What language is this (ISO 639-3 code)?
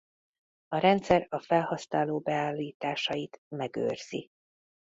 hun